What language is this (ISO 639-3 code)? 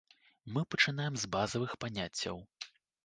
bel